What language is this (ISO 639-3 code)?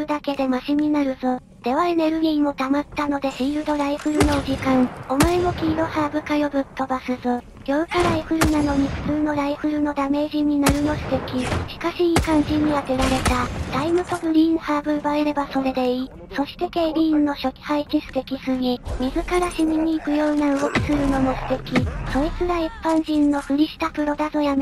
jpn